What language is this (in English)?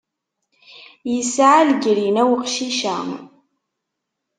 Kabyle